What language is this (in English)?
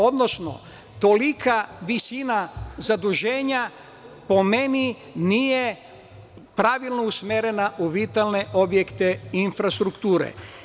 Serbian